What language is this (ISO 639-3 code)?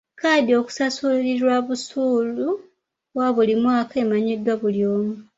lug